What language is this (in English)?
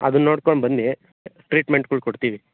Kannada